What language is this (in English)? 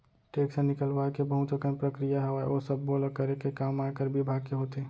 Chhattisgarhi